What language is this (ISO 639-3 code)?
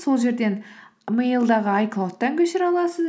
kaz